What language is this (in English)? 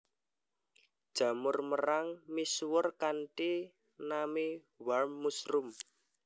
Javanese